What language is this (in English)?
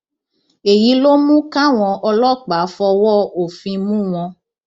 Yoruba